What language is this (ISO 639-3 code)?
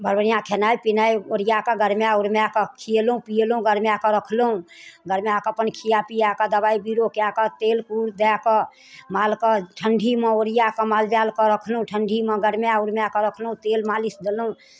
mai